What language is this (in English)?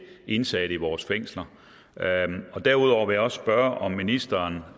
Danish